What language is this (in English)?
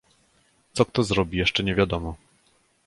Polish